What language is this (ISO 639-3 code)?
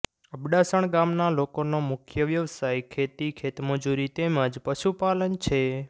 guj